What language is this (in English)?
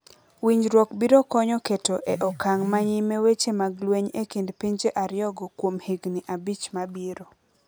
Luo (Kenya and Tanzania)